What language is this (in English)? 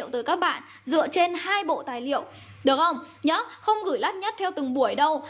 Vietnamese